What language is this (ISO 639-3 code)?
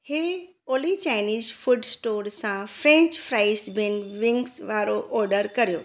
snd